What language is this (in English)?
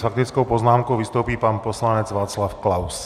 Czech